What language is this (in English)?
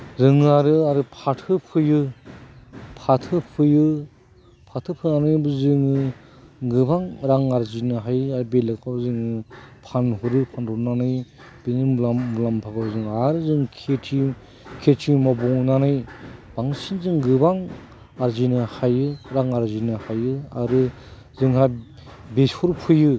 Bodo